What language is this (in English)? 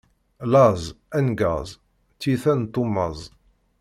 Kabyle